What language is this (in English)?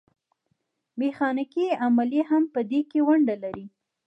Pashto